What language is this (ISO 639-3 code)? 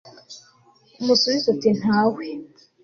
kin